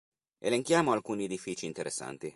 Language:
Italian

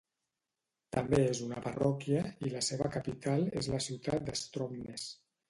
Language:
Catalan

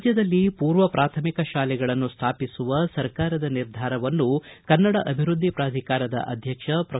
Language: Kannada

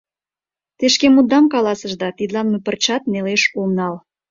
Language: Mari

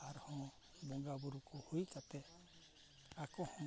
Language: Santali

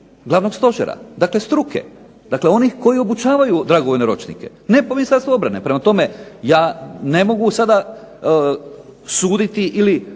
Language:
Croatian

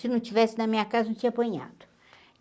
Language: Portuguese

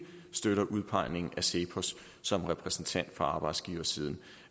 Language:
Danish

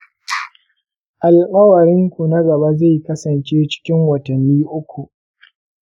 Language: Hausa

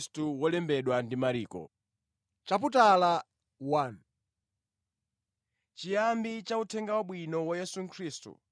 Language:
Nyanja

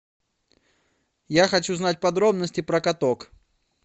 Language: Russian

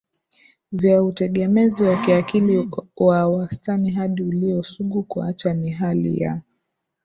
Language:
Swahili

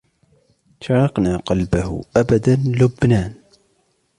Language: Arabic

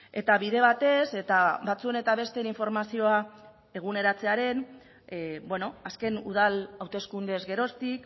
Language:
Basque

